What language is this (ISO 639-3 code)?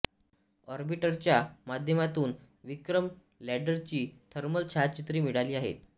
mar